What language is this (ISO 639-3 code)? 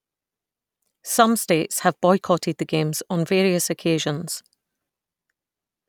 eng